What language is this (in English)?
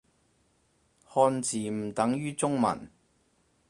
Cantonese